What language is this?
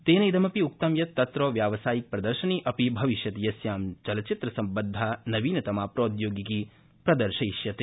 Sanskrit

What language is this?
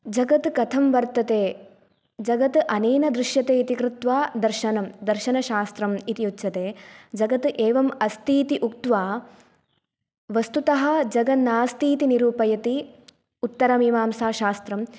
Sanskrit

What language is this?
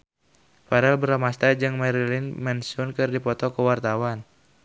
Sundanese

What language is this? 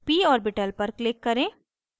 Hindi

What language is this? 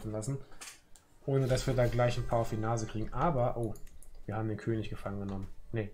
German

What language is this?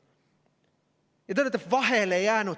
Estonian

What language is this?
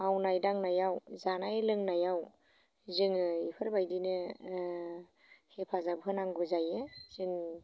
Bodo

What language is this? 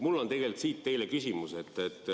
Estonian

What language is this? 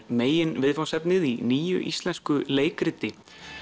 Icelandic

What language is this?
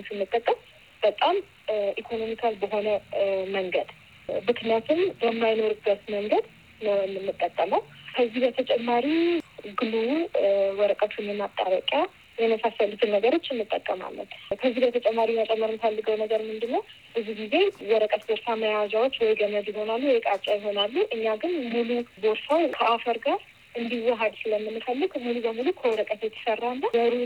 Amharic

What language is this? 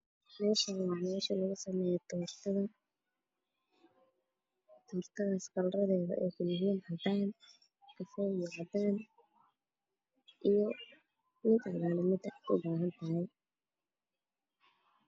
Somali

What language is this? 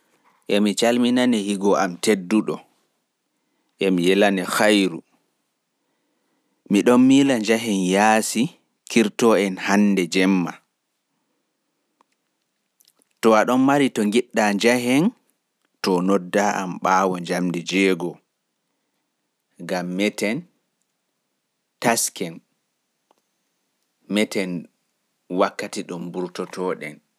Fula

